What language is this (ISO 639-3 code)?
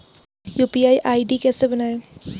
hin